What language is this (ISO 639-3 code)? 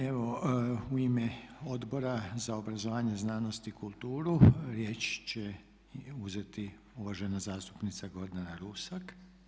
hrv